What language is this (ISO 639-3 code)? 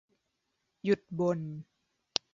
tha